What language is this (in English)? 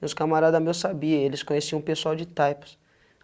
Portuguese